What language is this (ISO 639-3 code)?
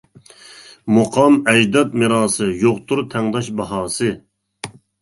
uig